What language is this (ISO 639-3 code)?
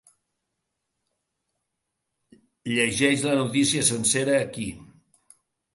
cat